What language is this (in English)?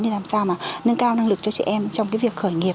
Vietnamese